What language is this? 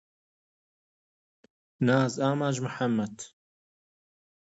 Central Kurdish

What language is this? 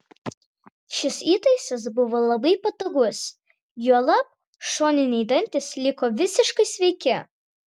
Lithuanian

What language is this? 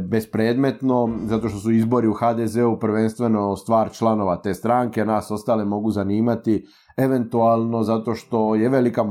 Croatian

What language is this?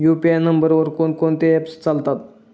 Marathi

